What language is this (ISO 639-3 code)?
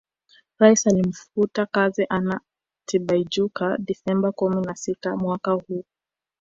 swa